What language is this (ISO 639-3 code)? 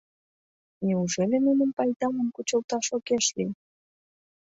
chm